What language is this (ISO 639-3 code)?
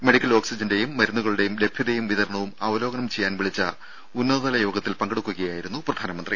mal